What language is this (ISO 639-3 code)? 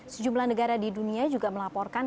ind